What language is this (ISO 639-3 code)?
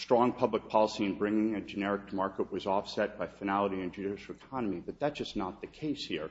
eng